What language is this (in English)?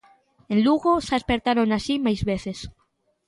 Galician